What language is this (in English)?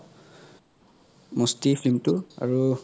Assamese